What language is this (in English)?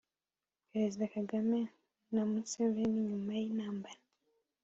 Kinyarwanda